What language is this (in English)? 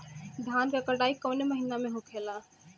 Bhojpuri